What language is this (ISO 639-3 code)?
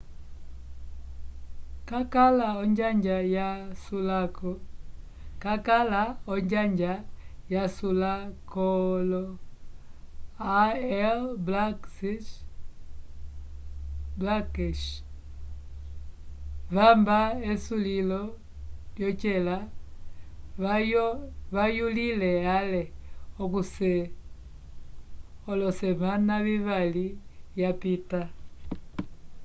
umb